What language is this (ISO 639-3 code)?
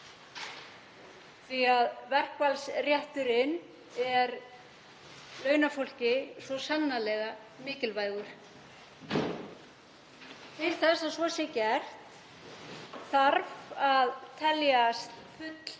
isl